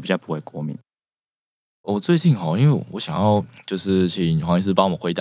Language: Chinese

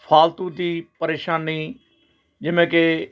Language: Punjabi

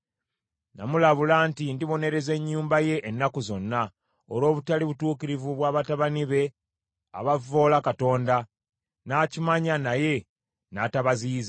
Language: Ganda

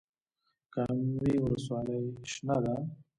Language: Pashto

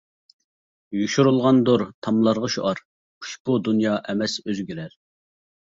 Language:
Uyghur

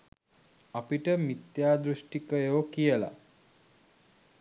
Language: Sinhala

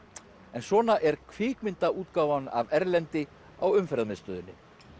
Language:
Icelandic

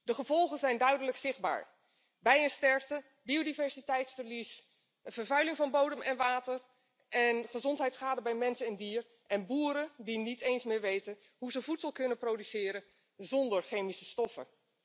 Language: Dutch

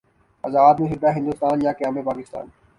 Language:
Urdu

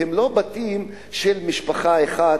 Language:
Hebrew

